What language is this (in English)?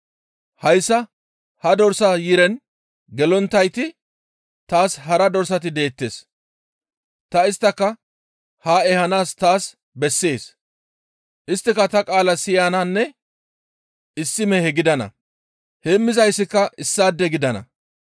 Gamo